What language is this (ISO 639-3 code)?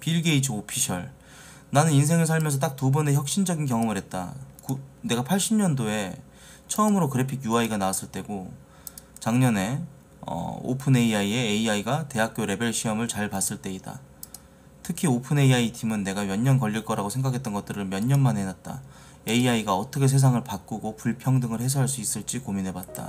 kor